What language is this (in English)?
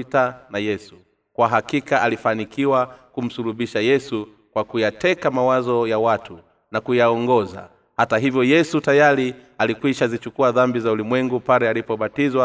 Swahili